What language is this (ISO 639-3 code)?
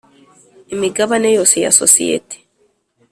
kin